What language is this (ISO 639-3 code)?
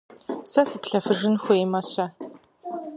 kbd